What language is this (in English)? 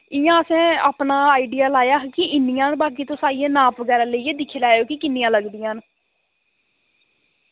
Dogri